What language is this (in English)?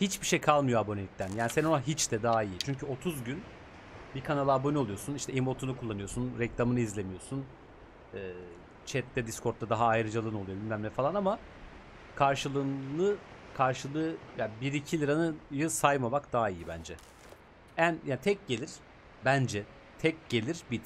Turkish